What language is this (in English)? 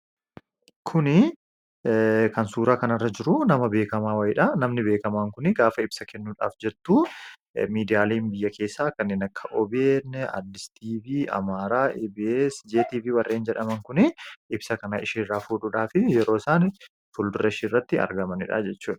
Oromo